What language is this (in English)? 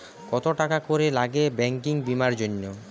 Bangla